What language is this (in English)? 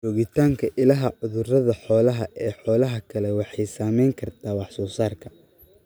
Somali